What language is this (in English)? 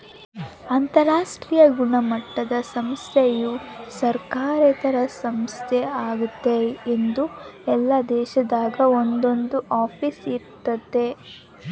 Kannada